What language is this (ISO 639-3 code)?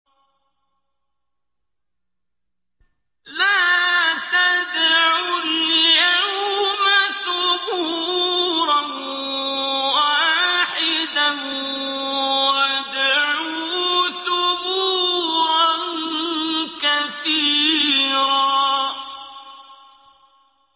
ara